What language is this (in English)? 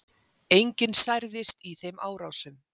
Icelandic